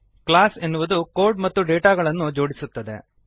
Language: Kannada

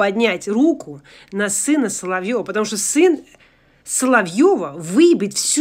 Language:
Russian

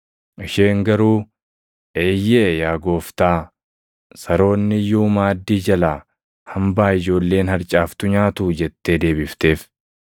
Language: Oromo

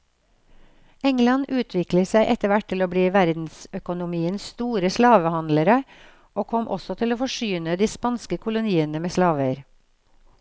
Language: Norwegian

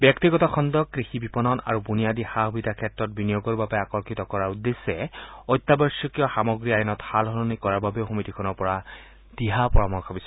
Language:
Assamese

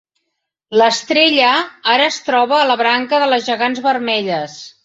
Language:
Catalan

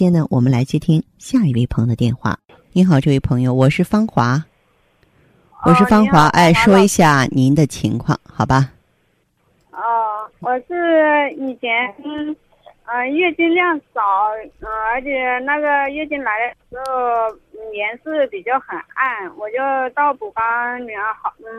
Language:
Chinese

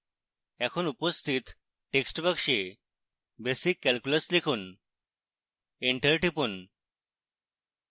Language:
Bangla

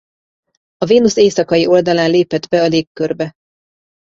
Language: Hungarian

